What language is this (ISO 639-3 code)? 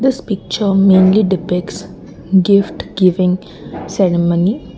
eng